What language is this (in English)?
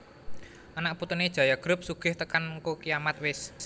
Javanese